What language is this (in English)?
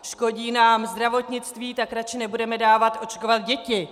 Czech